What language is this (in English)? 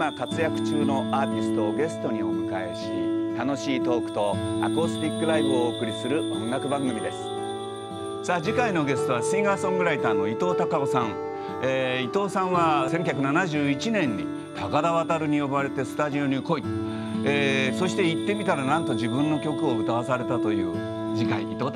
Japanese